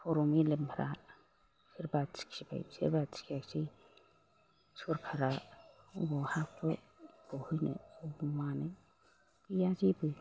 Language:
Bodo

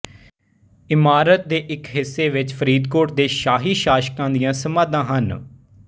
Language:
Punjabi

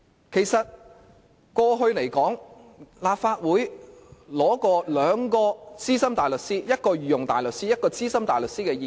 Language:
Cantonese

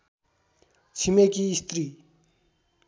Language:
Nepali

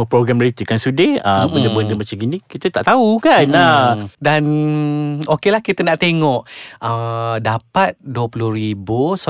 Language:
Malay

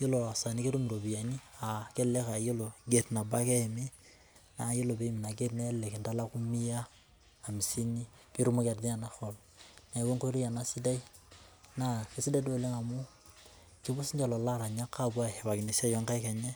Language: Masai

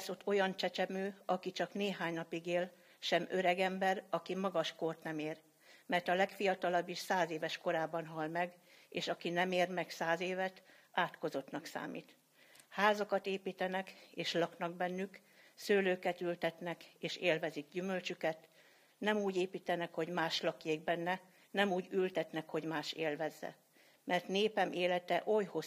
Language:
Hungarian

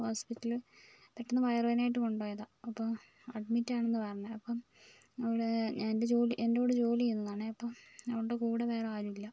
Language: Malayalam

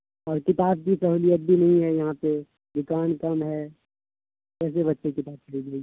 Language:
Urdu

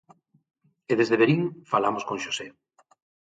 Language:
Galician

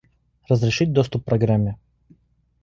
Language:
Russian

